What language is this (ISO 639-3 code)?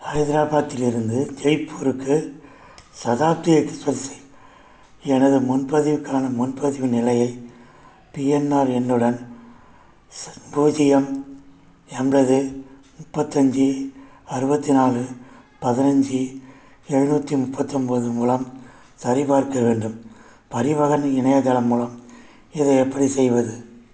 tam